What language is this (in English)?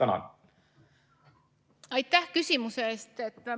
Estonian